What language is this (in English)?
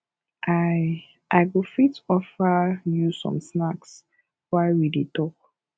Nigerian Pidgin